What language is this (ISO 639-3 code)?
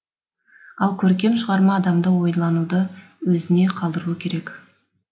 kaz